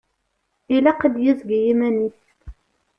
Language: Kabyle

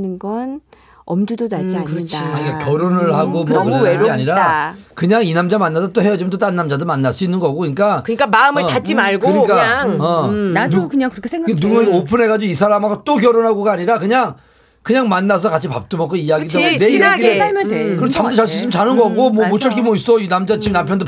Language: Korean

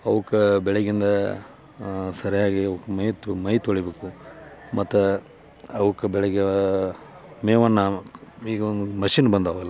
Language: Kannada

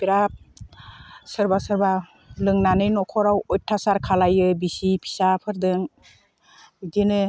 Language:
Bodo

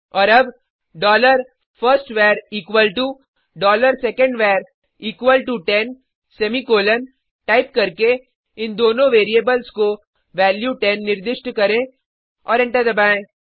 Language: Hindi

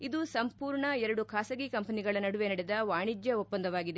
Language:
Kannada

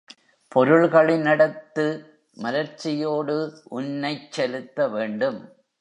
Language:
Tamil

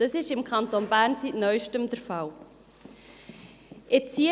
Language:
Swiss German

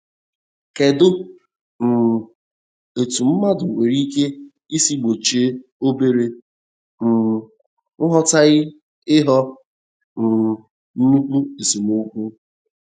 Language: Igbo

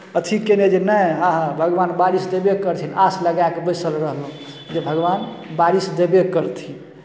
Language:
Maithili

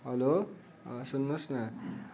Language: Nepali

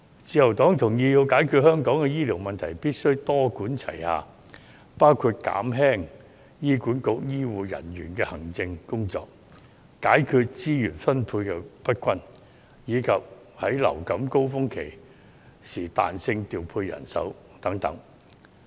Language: Cantonese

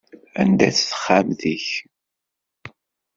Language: Kabyle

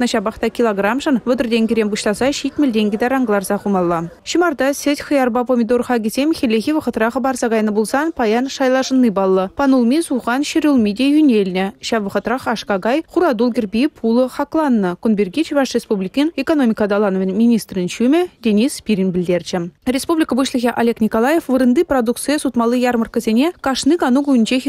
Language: Russian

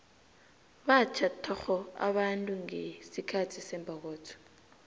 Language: South Ndebele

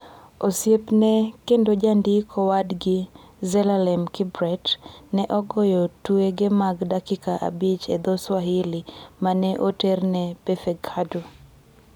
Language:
Luo (Kenya and Tanzania)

